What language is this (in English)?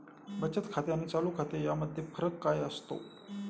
Marathi